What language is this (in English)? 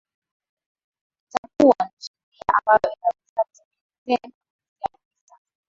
Swahili